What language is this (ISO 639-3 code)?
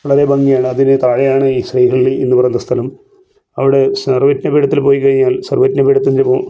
mal